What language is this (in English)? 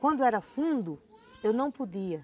Portuguese